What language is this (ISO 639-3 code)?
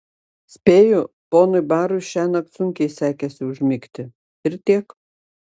lit